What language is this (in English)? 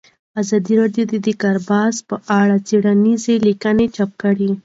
Pashto